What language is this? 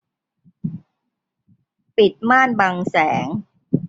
Thai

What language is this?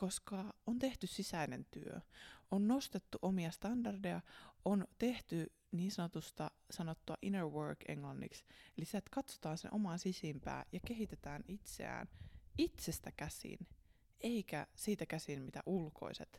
Finnish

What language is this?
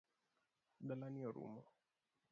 Luo (Kenya and Tanzania)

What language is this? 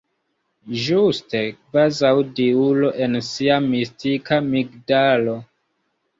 Esperanto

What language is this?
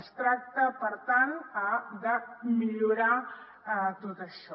Catalan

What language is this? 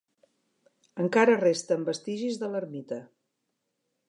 Catalan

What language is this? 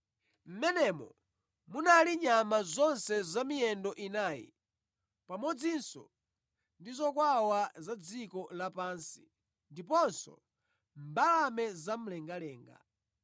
Nyanja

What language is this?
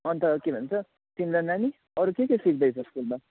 Nepali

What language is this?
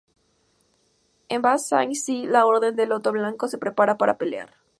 Spanish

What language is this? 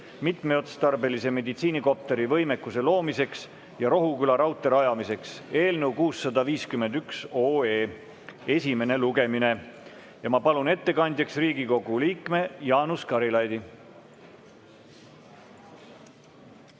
Estonian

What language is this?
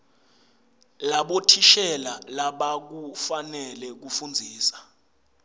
Swati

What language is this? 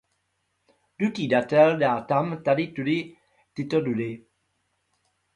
Czech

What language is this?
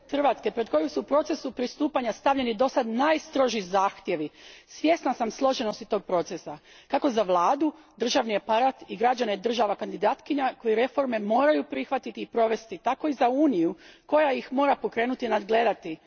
Croatian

